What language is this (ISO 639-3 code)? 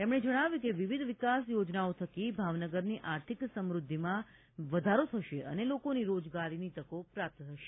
guj